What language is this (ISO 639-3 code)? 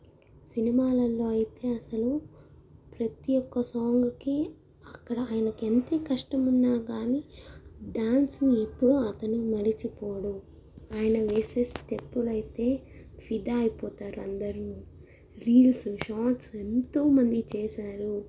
tel